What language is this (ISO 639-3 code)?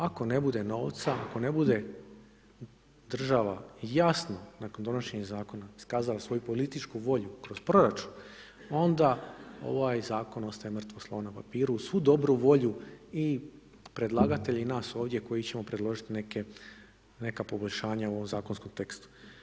hrv